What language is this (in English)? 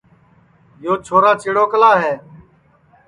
Sansi